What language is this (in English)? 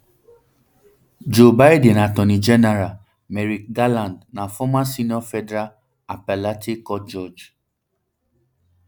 Nigerian Pidgin